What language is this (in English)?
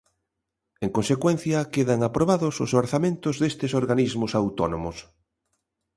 Galician